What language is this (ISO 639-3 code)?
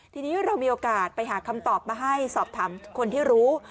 tha